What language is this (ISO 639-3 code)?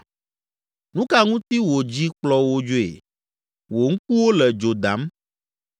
ewe